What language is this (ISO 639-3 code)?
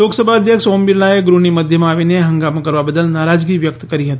guj